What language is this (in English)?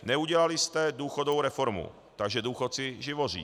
Czech